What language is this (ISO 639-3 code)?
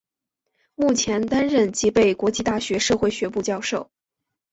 zho